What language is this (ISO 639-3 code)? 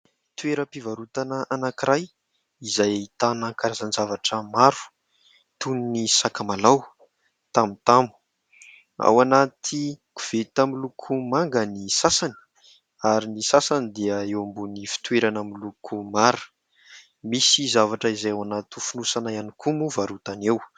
mlg